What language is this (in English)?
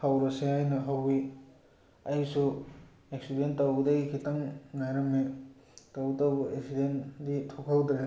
Manipuri